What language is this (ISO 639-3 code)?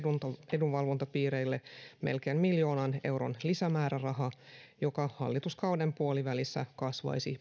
fin